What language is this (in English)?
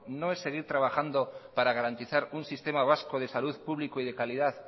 Spanish